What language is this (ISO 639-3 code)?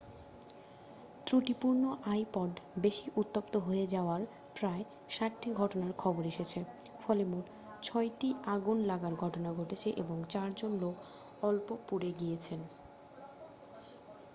ben